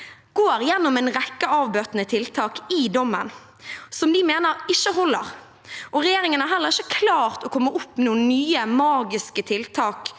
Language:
Norwegian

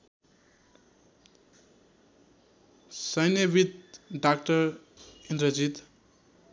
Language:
Nepali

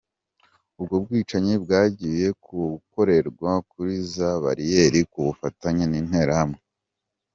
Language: Kinyarwanda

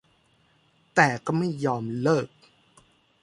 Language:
Thai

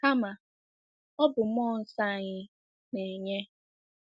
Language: Igbo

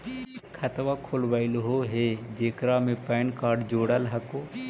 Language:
Magahi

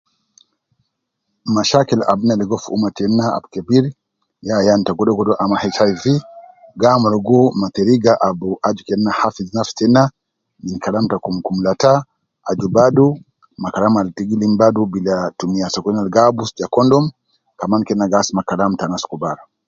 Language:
Nubi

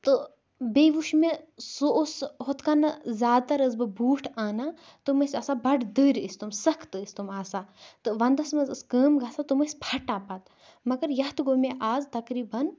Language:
Kashmiri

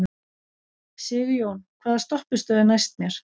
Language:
Icelandic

